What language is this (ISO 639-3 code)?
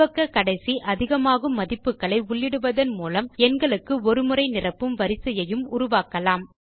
tam